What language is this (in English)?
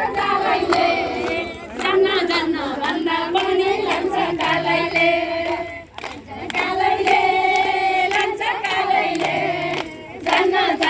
Nepali